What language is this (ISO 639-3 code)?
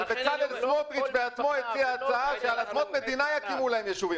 heb